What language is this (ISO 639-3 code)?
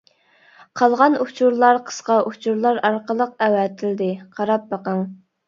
uig